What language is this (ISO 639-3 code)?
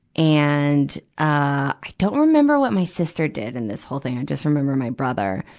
eng